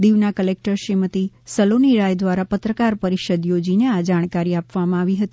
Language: Gujarati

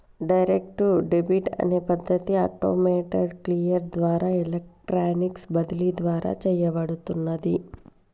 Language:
Telugu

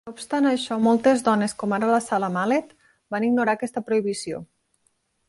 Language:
Catalan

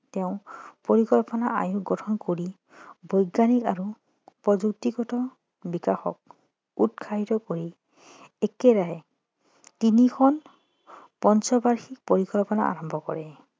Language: Assamese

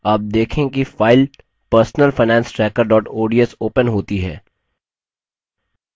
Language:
Hindi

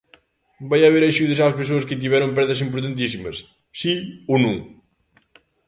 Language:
Galician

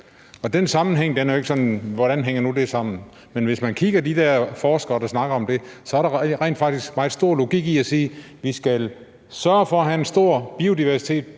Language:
Danish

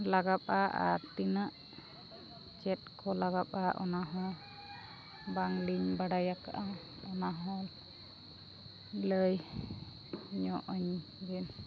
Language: Santali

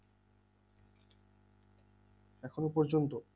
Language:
Bangla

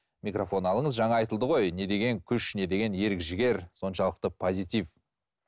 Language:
Kazakh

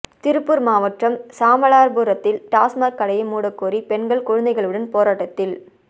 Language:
Tamil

